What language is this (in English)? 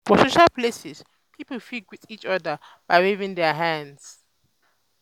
Nigerian Pidgin